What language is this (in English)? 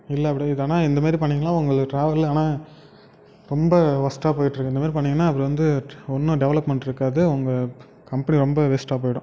Tamil